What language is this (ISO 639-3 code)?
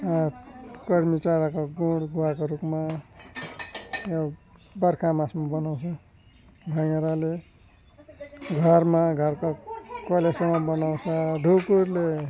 nep